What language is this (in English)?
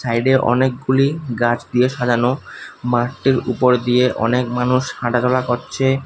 Bangla